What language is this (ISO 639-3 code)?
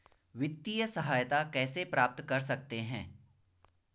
hin